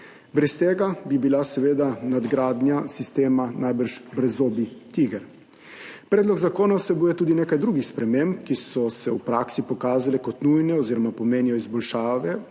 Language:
Slovenian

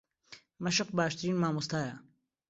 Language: Central Kurdish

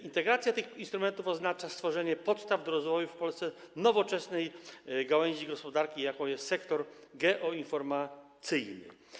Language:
Polish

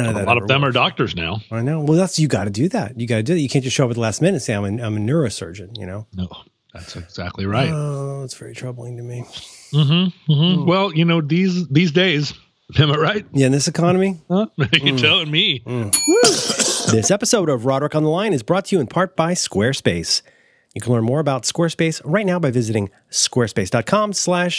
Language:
English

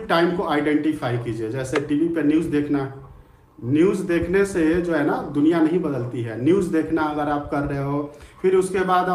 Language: Hindi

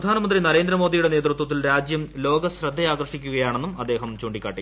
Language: Malayalam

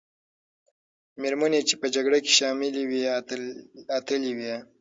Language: Pashto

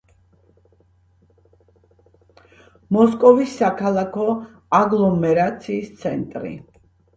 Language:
Georgian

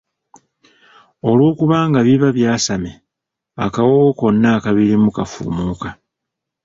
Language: Ganda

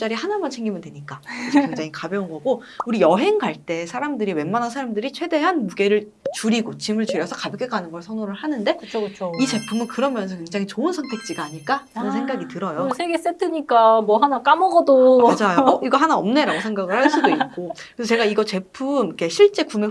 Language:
Korean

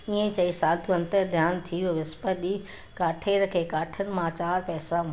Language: Sindhi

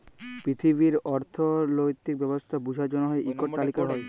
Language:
Bangla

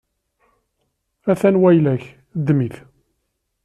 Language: Kabyle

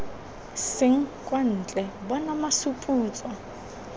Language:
Tswana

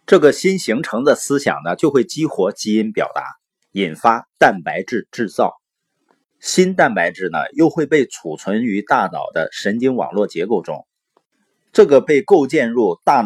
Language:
Chinese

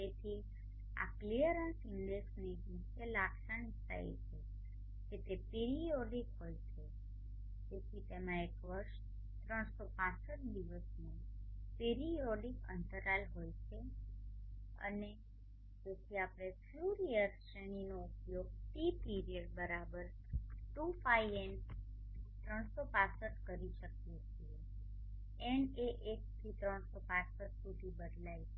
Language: Gujarati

